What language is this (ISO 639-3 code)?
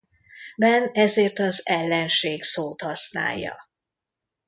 hun